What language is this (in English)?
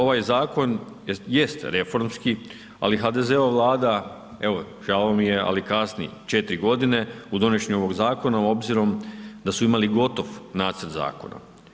Croatian